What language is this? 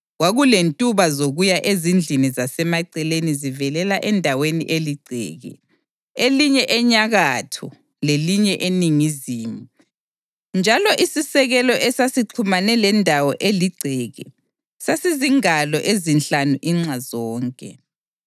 North Ndebele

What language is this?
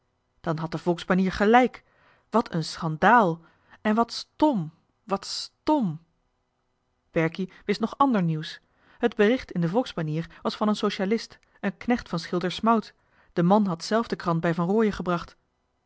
Dutch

